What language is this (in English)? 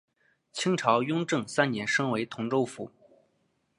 Chinese